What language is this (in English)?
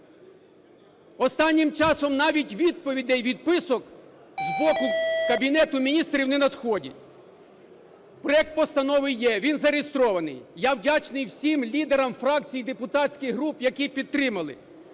Ukrainian